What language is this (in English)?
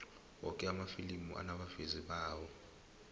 South Ndebele